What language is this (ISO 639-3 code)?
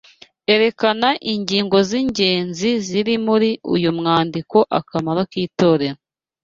kin